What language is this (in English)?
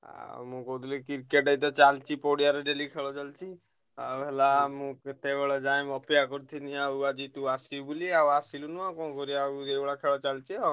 Odia